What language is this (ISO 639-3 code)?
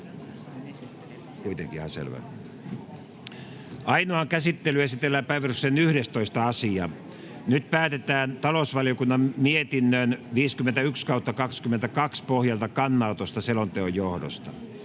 fin